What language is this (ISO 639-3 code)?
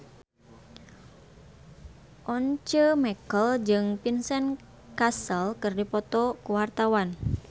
sun